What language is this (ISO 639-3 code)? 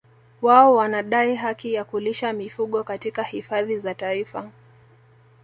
swa